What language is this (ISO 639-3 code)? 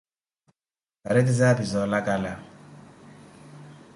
eko